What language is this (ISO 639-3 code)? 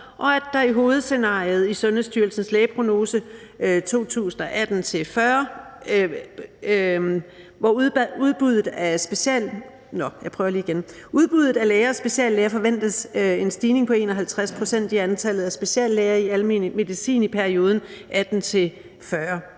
dan